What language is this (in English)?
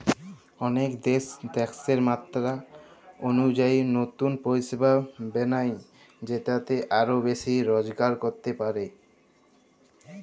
Bangla